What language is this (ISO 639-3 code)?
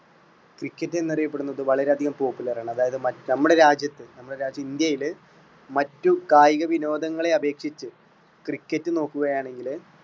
mal